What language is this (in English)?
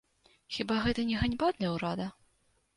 Belarusian